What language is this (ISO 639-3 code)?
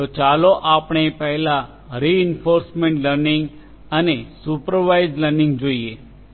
guj